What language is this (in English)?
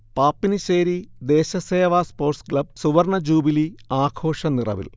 Malayalam